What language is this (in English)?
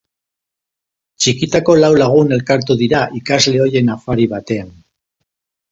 Basque